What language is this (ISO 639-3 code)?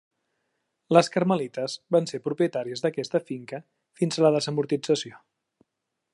cat